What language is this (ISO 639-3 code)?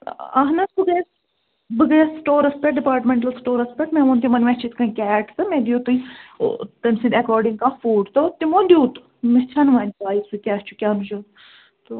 kas